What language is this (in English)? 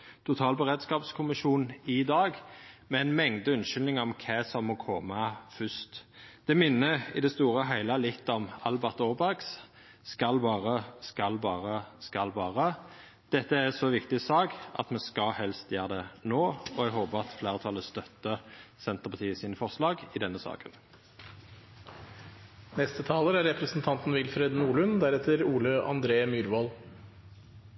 Norwegian Nynorsk